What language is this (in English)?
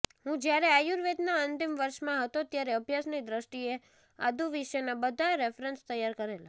Gujarati